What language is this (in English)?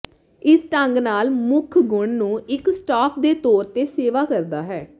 Punjabi